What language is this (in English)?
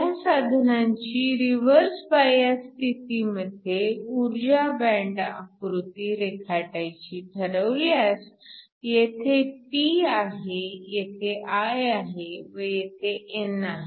Marathi